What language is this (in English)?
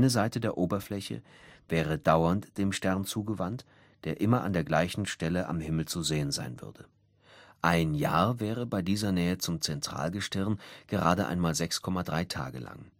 German